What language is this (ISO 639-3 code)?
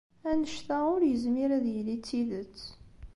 kab